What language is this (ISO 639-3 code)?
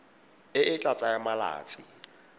tsn